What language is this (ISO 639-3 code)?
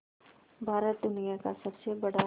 hin